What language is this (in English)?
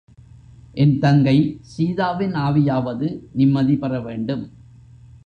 Tamil